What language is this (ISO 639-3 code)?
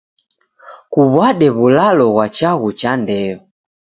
dav